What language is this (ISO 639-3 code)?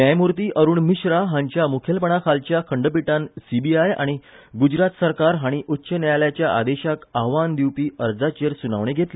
kok